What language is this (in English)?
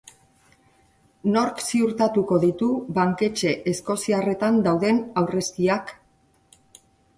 Basque